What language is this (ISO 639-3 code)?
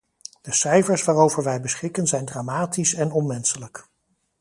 nld